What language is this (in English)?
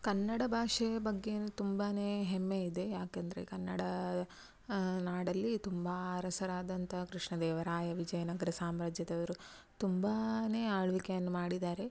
Kannada